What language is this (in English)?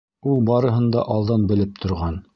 Bashkir